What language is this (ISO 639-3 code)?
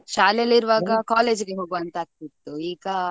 kan